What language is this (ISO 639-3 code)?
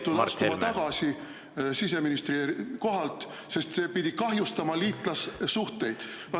est